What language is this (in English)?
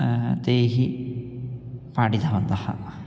Sanskrit